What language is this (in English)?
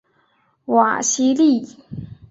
Chinese